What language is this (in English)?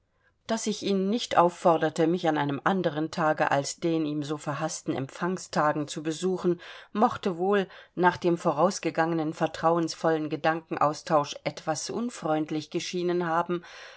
German